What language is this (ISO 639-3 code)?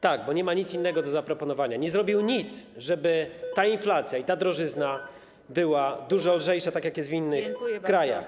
pol